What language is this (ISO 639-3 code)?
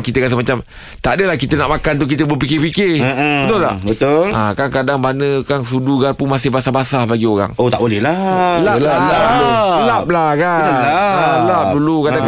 msa